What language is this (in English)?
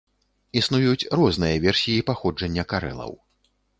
Belarusian